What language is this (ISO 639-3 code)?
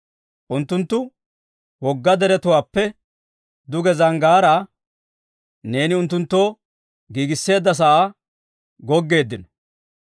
dwr